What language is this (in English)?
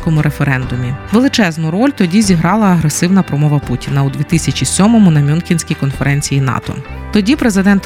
Ukrainian